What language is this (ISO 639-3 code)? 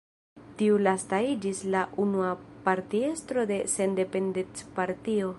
epo